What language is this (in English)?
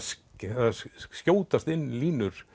Icelandic